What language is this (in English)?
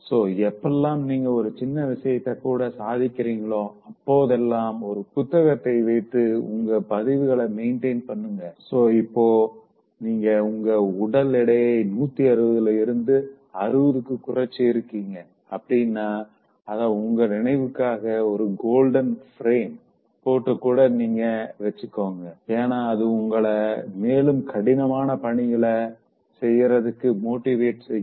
Tamil